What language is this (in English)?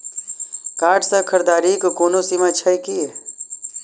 Maithili